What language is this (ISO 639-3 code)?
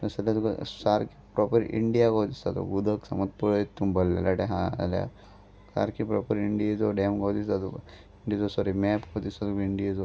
kok